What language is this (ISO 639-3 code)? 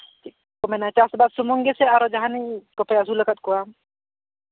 sat